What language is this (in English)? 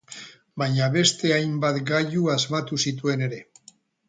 Basque